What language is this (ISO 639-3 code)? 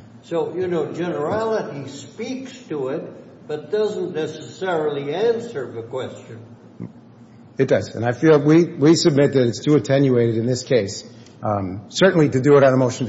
eng